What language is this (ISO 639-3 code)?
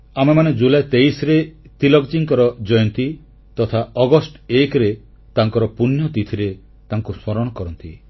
ori